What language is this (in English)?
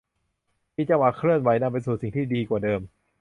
Thai